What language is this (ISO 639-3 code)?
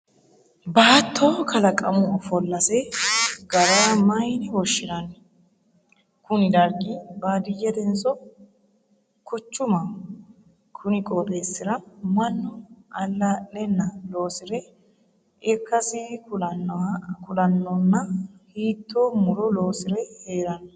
sid